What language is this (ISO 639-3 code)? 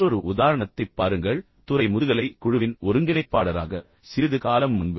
tam